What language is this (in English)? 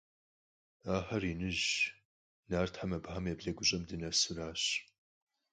Kabardian